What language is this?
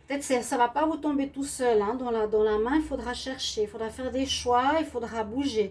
French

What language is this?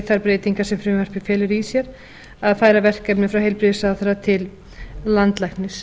Icelandic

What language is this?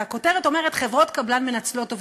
Hebrew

